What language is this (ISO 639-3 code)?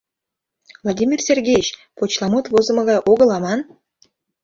chm